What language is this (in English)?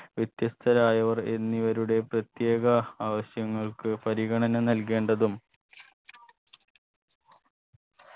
Malayalam